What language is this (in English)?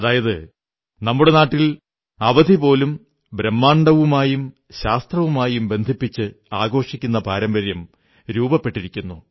Malayalam